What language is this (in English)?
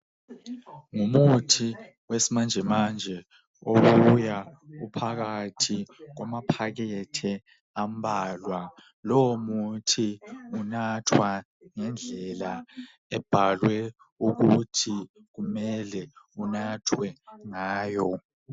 North Ndebele